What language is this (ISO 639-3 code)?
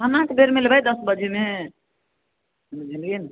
mai